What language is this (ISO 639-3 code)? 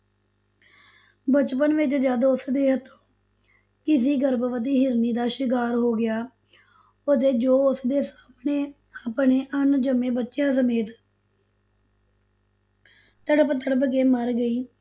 pan